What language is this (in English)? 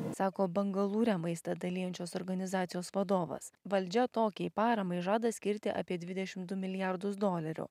Lithuanian